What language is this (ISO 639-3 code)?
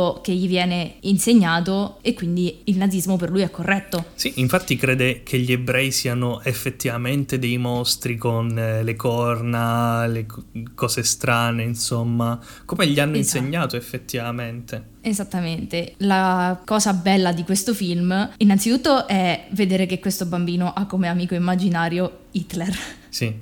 ita